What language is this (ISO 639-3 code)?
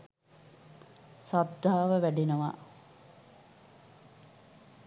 sin